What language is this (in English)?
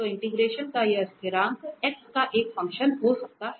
Hindi